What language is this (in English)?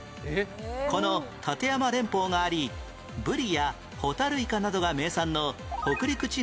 Japanese